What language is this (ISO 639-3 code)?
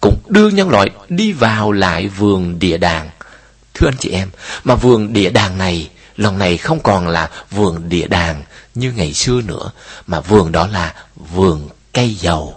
vie